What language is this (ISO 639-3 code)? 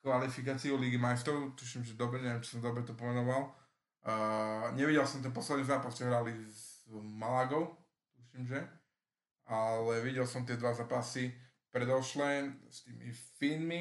slk